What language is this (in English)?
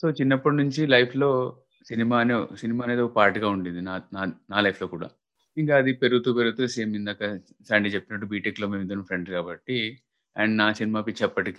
Telugu